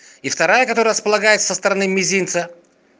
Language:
Russian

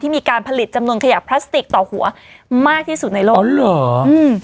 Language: Thai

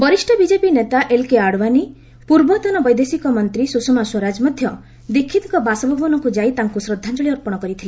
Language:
Odia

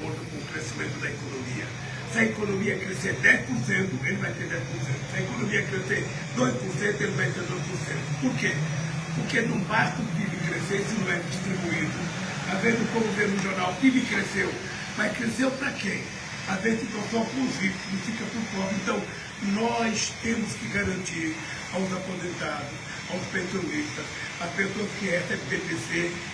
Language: Portuguese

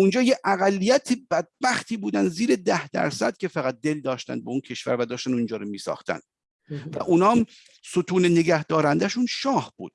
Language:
Persian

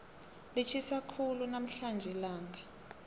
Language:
South Ndebele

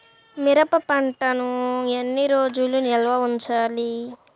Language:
Telugu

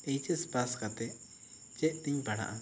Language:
Santali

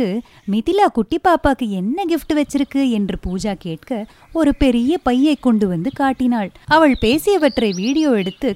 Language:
Tamil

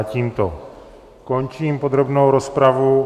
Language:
Czech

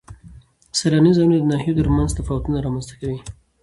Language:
Pashto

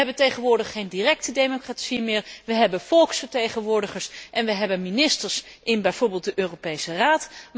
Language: Dutch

